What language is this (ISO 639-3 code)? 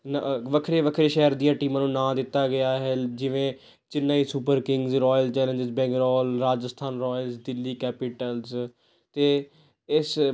pan